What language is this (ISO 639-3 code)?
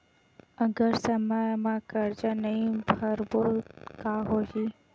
hne